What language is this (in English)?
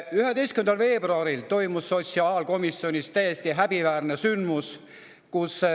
Estonian